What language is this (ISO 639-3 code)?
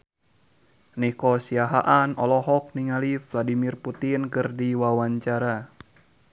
sun